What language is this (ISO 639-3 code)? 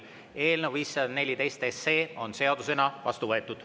est